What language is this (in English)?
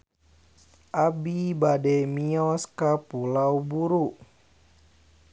Sundanese